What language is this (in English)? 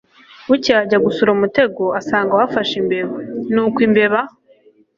Kinyarwanda